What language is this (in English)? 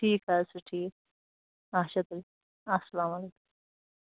Kashmiri